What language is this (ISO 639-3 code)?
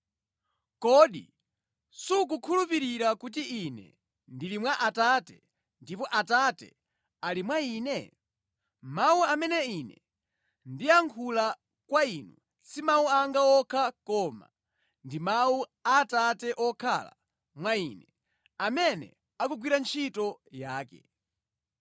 nya